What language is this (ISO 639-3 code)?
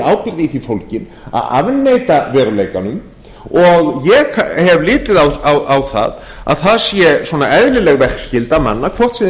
isl